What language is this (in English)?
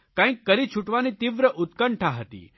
Gujarati